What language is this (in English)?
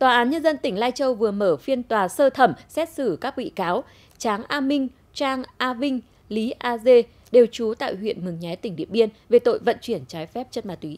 Vietnamese